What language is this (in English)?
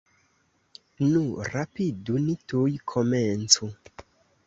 Esperanto